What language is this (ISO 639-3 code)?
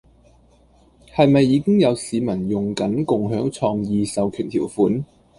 yue